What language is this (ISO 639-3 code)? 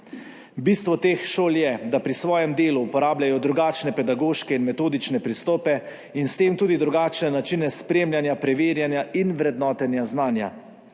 slv